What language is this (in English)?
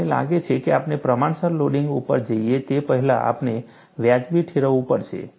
Gujarati